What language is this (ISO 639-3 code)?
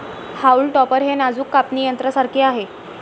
mar